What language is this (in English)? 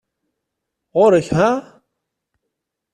Kabyle